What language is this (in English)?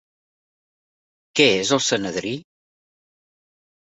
Catalan